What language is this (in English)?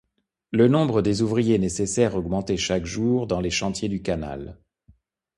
French